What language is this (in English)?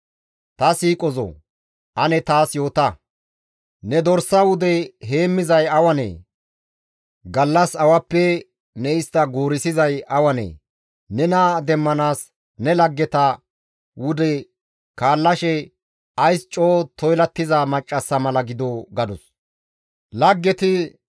Gamo